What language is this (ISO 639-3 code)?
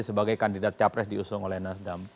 ind